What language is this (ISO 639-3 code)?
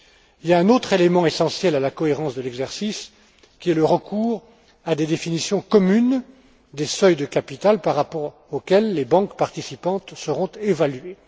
fra